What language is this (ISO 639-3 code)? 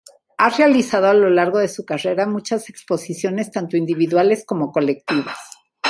spa